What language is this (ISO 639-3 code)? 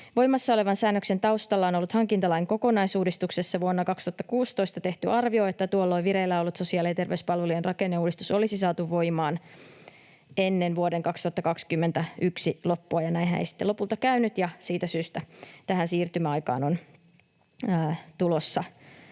fin